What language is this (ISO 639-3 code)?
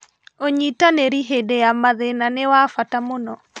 kik